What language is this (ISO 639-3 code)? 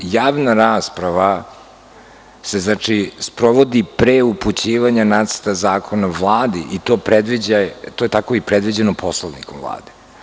srp